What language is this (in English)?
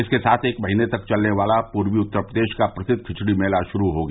Hindi